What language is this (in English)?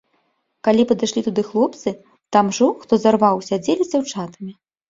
Belarusian